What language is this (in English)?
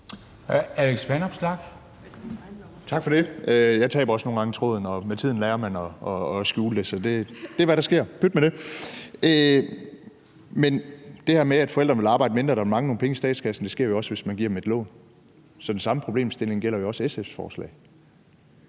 Danish